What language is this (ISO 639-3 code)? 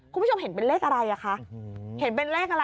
tha